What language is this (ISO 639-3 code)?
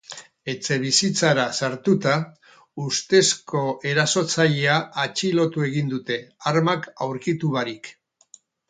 eus